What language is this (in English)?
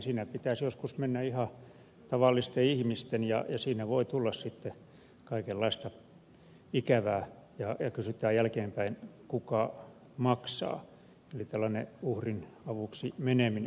Finnish